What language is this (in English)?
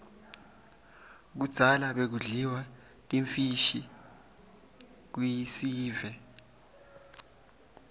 Swati